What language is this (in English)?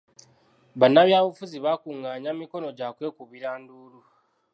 Ganda